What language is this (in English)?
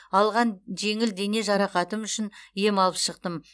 Kazakh